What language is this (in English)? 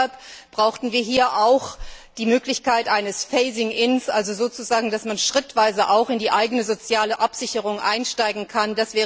German